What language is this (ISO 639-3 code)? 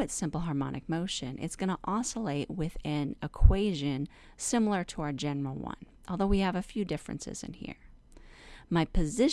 eng